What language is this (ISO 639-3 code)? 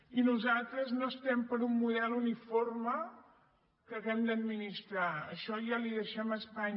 cat